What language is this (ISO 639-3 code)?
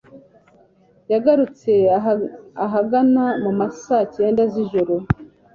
kin